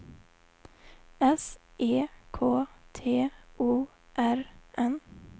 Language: Swedish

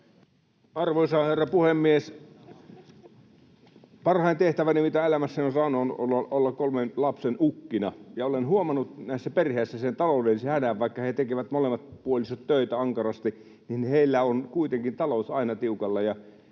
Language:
Finnish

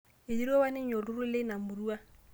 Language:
Masai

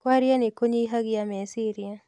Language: Kikuyu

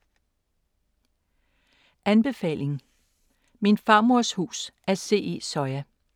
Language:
Danish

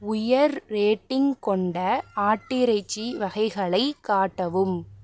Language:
Tamil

